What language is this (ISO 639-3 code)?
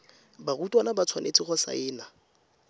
tsn